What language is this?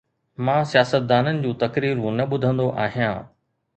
Sindhi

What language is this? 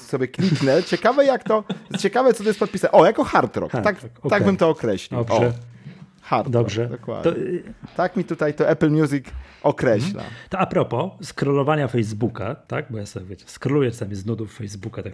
Polish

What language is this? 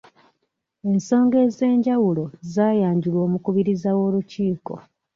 Ganda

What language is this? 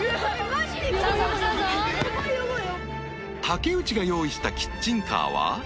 Japanese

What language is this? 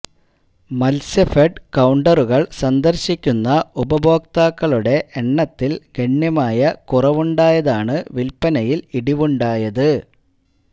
Malayalam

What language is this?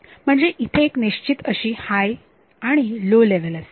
Marathi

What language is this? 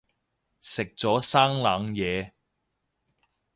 Cantonese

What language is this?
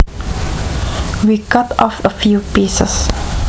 Javanese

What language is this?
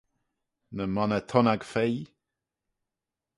Manx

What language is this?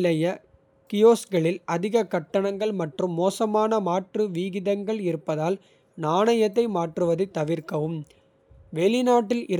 Kota (India)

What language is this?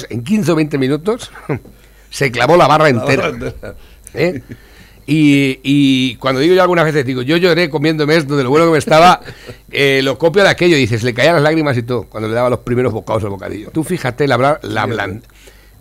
Spanish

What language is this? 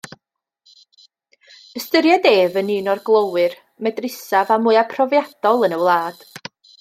Welsh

